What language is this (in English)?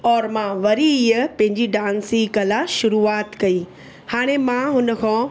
Sindhi